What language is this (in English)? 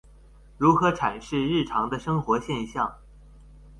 Chinese